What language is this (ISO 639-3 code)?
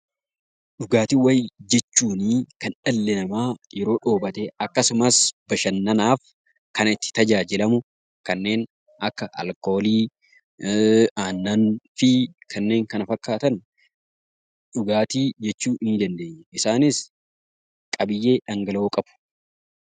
orm